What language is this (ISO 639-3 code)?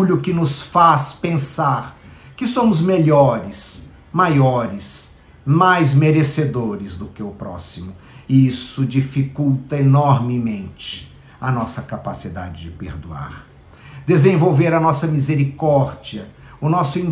por